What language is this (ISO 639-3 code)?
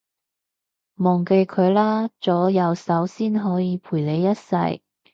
yue